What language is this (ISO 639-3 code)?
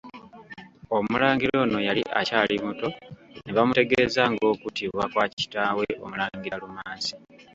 lug